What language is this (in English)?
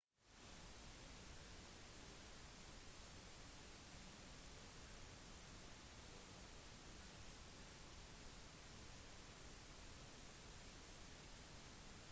Norwegian Bokmål